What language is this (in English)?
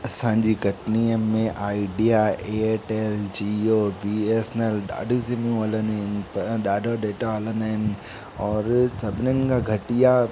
Sindhi